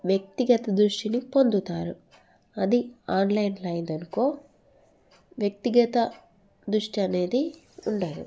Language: Telugu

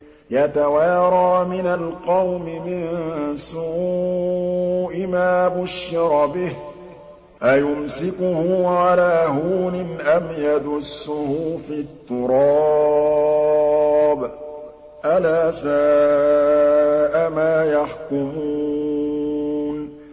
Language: Arabic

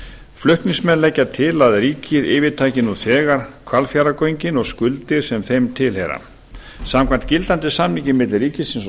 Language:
Icelandic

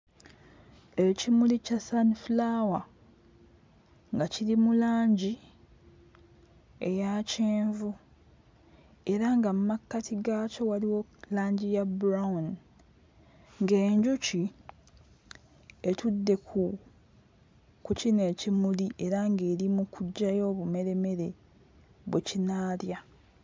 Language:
Ganda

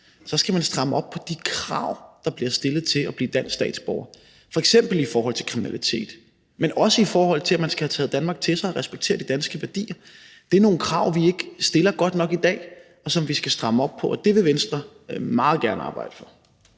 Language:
Danish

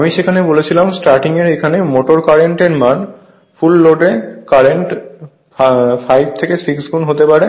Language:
Bangla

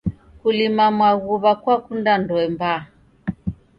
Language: Taita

